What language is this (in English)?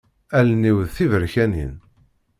Kabyle